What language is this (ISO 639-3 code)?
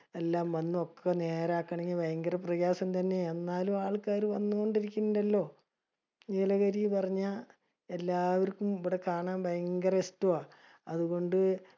mal